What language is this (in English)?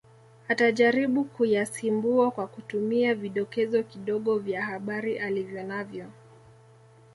Swahili